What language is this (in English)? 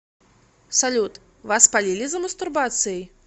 Russian